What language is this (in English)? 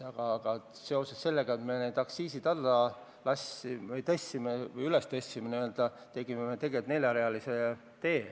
Estonian